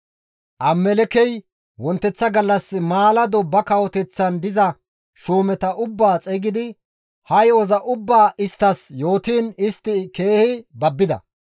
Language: Gamo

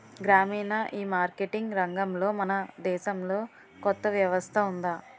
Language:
Telugu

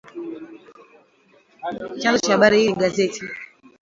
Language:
Swahili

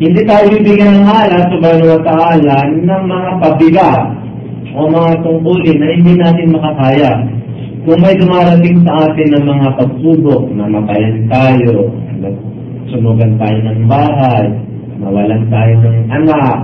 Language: Filipino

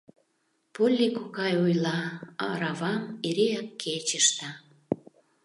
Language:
Mari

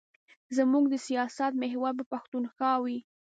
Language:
Pashto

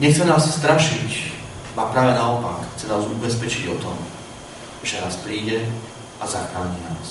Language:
Slovak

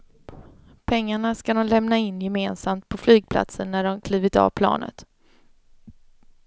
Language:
Swedish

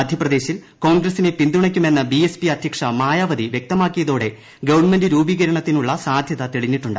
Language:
Malayalam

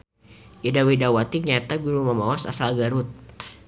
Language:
Sundanese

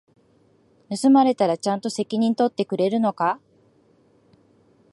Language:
Japanese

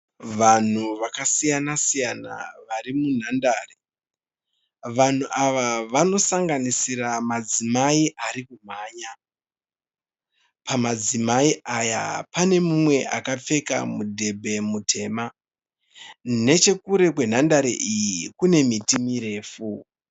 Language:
Shona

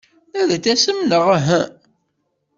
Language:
Kabyle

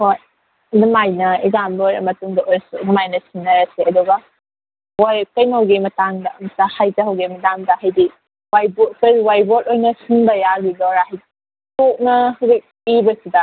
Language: Manipuri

